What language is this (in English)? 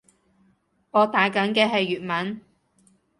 Cantonese